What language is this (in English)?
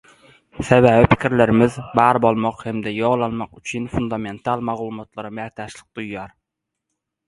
Turkmen